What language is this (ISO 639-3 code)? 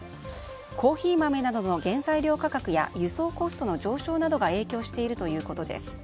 jpn